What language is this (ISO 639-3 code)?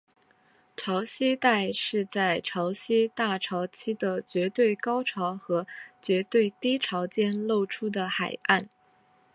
zho